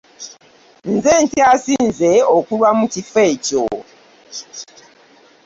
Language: Ganda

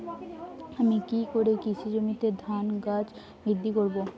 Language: Bangla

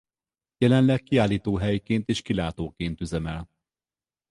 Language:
Hungarian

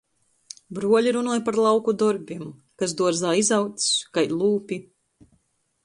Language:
Latgalian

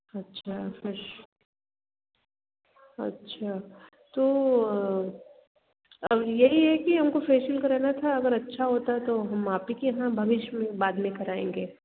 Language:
Hindi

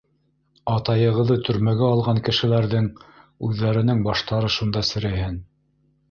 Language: Bashkir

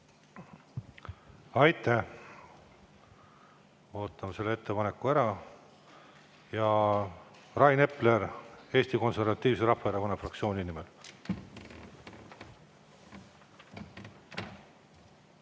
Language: Estonian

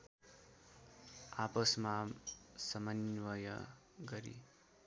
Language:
Nepali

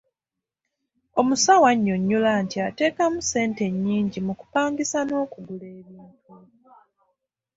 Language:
Ganda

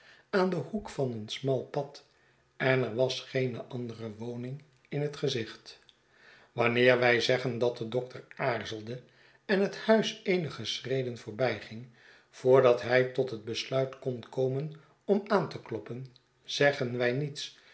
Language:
Dutch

